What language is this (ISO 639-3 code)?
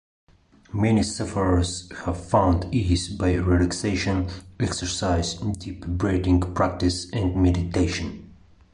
eng